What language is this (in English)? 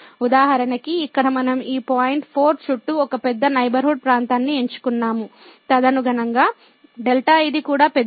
Telugu